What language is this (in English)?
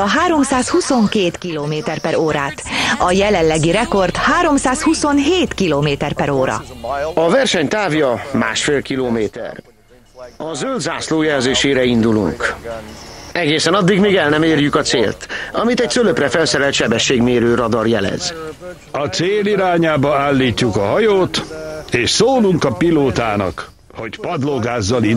Hungarian